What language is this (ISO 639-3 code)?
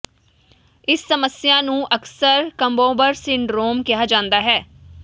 pan